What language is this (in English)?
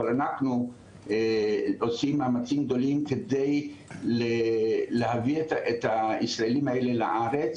Hebrew